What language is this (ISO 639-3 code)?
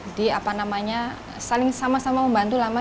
ind